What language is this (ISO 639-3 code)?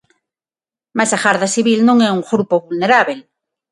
glg